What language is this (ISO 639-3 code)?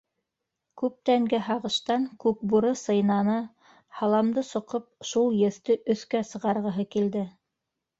bak